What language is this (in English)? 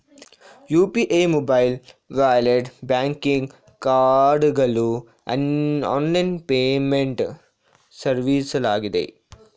Kannada